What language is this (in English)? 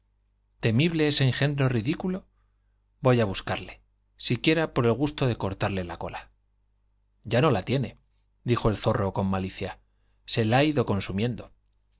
Spanish